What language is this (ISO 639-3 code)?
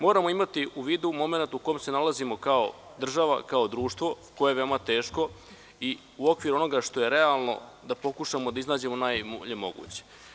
srp